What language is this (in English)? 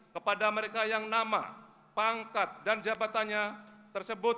Indonesian